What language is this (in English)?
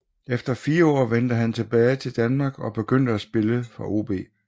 Danish